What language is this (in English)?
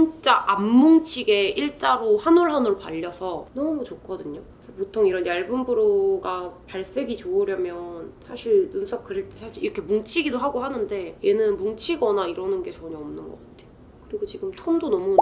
Korean